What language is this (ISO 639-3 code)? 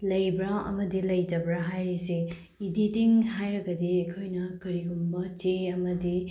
mni